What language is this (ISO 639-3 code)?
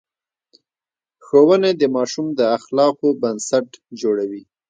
pus